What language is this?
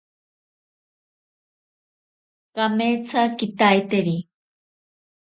Ashéninka Perené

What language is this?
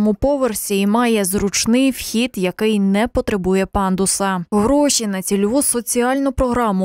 Ukrainian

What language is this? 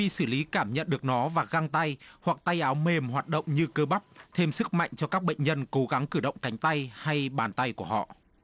Vietnamese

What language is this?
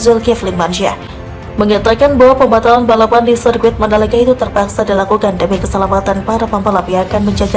Indonesian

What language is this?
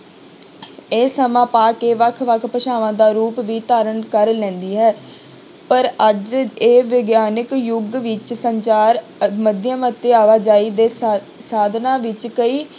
Punjabi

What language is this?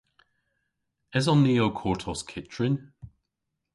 Cornish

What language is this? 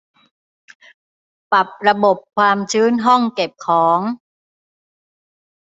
Thai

